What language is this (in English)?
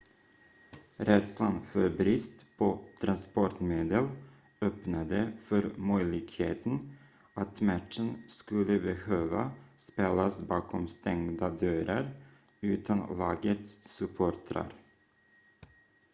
Swedish